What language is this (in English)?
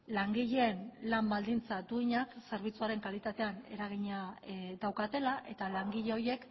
Basque